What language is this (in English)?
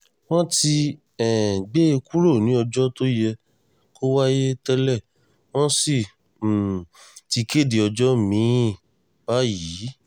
Yoruba